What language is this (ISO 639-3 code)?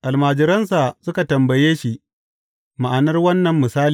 hau